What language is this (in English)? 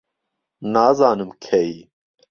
Central Kurdish